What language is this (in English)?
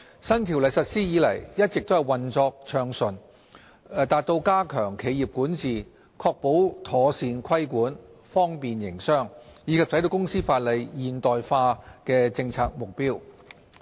Cantonese